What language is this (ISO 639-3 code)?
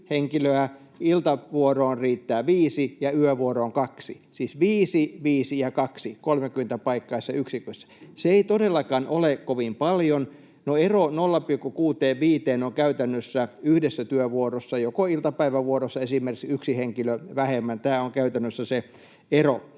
fin